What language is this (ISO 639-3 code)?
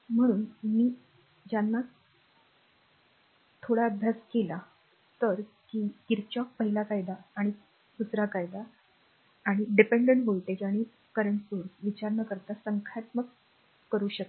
mar